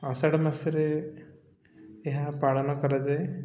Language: Odia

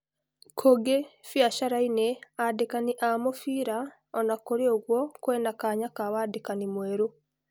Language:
Kikuyu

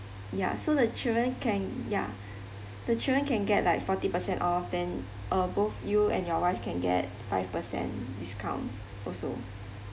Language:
English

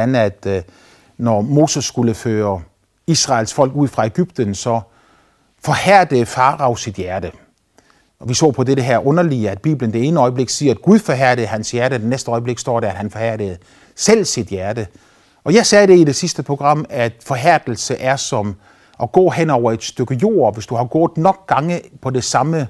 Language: Danish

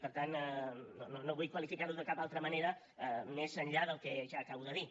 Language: Catalan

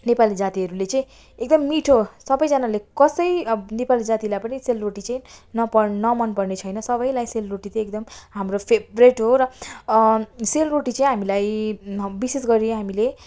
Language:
Nepali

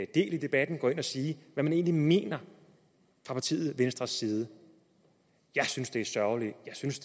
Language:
Danish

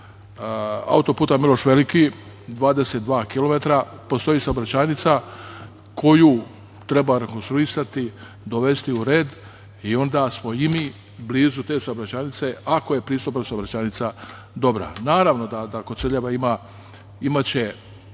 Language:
Serbian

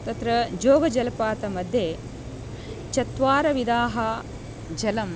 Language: Sanskrit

